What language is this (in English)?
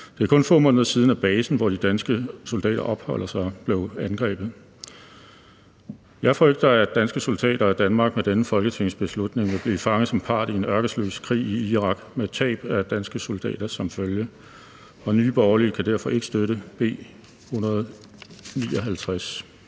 Danish